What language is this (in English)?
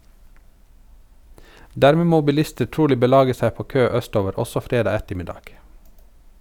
Norwegian